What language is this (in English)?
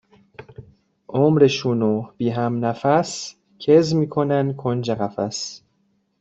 Persian